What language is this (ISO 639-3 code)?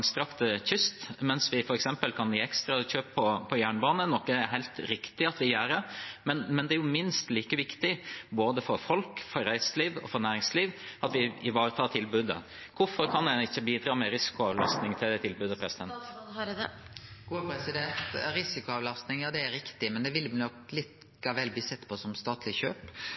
nor